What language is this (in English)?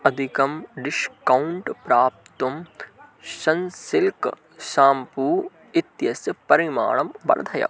Sanskrit